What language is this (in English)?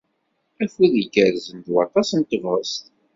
Kabyle